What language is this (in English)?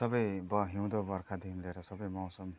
Nepali